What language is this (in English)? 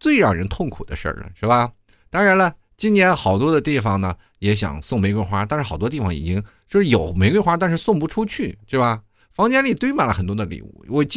Chinese